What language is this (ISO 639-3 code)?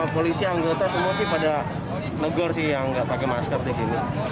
ind